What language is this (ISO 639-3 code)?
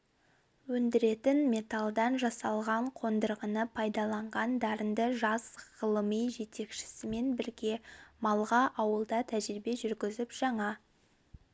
kaz